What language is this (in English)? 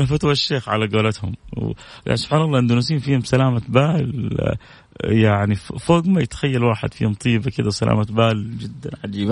Arabic